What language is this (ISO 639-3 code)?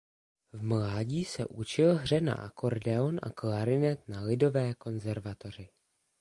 ces